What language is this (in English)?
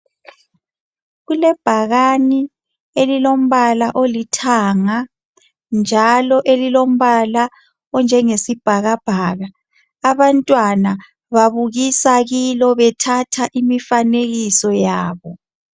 North Ndebele